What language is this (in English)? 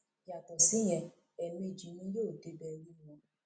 Yoruba